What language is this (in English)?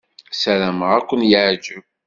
Kabyle